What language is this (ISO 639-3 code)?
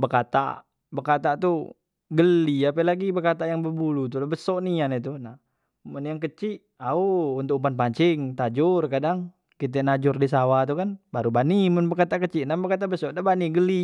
mui